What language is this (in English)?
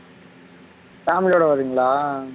Tamil